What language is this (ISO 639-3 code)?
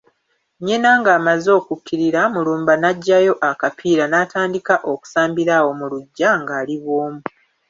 lug